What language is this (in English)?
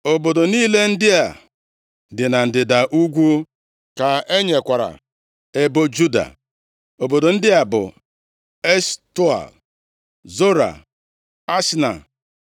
Igbo